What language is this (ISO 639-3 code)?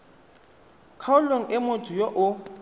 tsn